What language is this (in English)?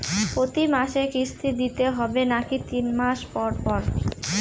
Bangla